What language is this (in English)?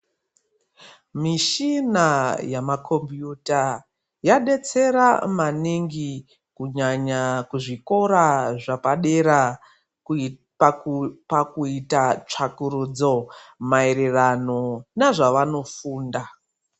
Ndau